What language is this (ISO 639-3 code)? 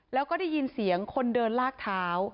tha